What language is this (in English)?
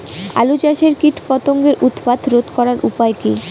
Bangla